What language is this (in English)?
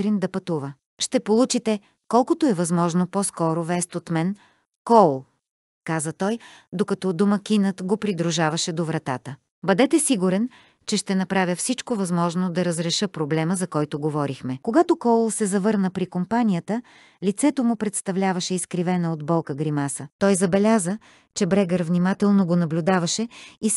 Bulgarian